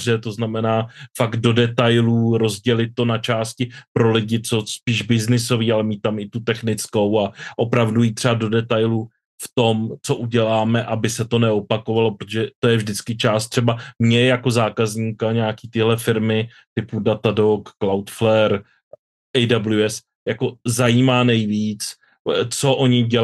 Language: Czech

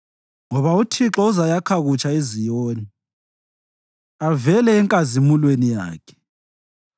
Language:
North Ndebele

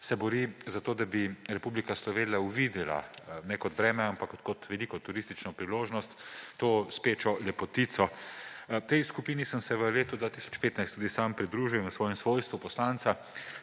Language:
Slovenian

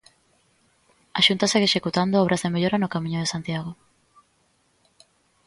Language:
Galician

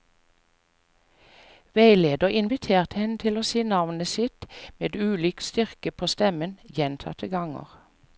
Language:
Norwegian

